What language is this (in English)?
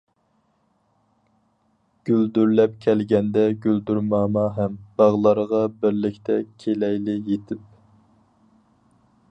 Uyghur